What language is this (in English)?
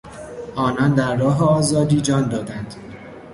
Persian